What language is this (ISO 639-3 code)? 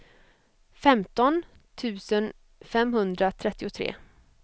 swe